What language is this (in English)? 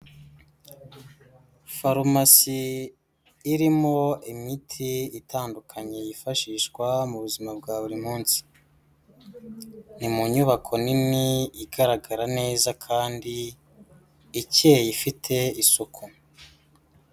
Kinyarwanda